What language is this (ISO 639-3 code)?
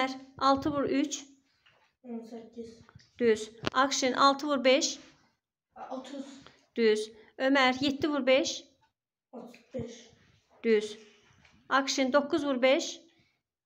tur